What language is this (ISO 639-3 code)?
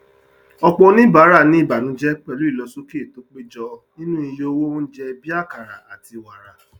yor